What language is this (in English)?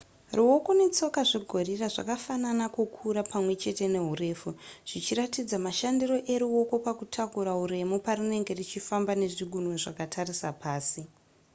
Shona